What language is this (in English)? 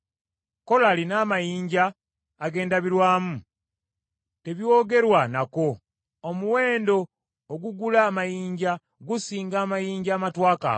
Ganda